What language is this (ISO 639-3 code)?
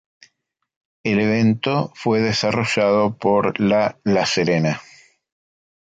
spa